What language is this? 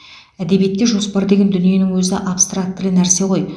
Kazakh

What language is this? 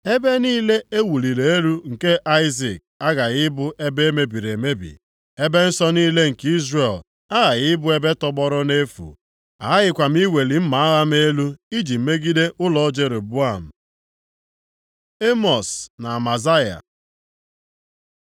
Igbo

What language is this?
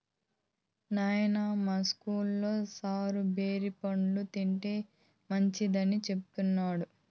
Telugu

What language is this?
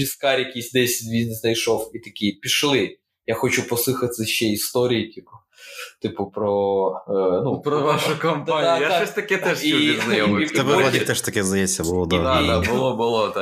Ukrainian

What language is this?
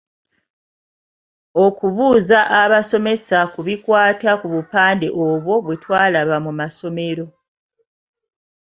Ganda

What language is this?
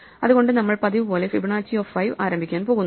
Malayalam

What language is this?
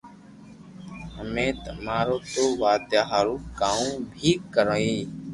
Loarki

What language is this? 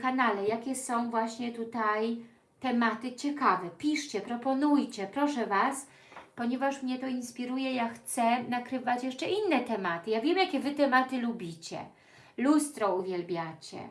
Polish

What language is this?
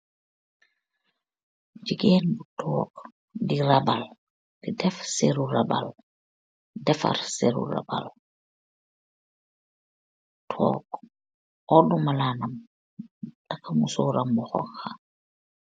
Wolof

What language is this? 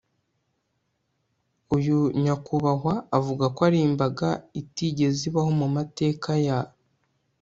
Kinyarwanda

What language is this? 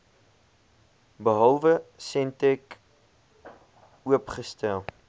Afrikaans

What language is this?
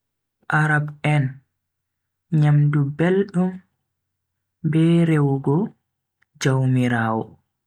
Bagirmi Fulfulde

